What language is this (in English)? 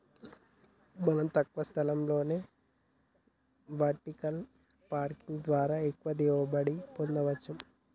Telugu